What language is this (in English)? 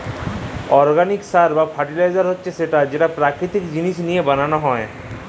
Bangla